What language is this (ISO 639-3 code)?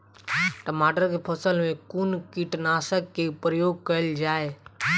mai